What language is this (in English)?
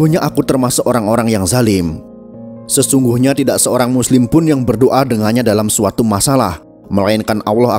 Indonesian